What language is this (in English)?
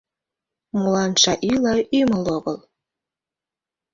Mari